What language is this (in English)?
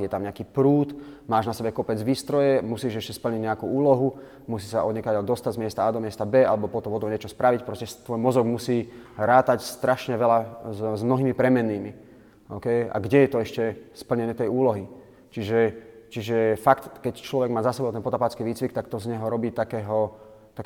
Slovak